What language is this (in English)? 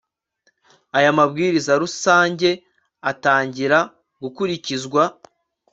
Kinyarwanda